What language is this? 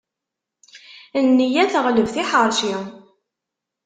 Kabyle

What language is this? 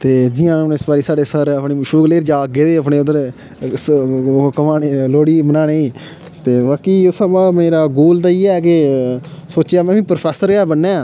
Dogri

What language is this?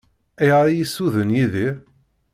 Kabyle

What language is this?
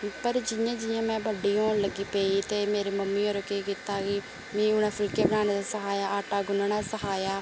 Dogri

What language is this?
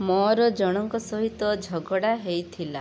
Odia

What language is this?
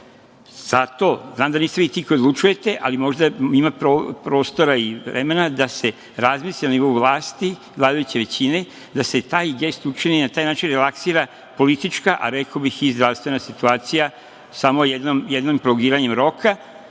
Serbian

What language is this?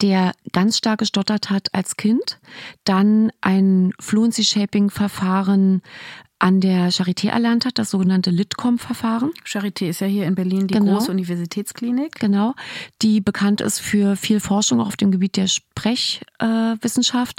German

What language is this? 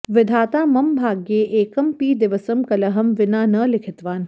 Sanskrit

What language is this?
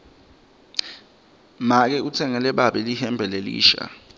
Swati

